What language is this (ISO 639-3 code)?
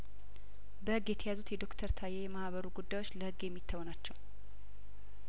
amh